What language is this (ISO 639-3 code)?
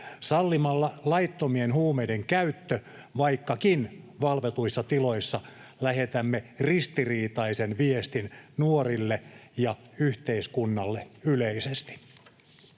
fin